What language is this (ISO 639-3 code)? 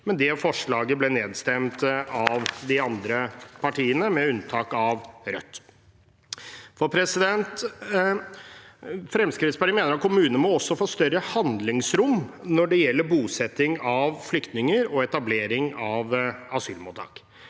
nor